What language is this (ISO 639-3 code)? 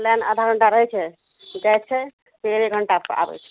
mai